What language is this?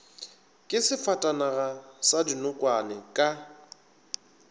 Northern Sotho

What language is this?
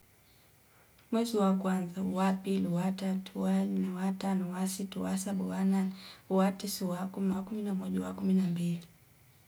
Fipa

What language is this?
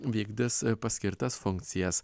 Lithuanian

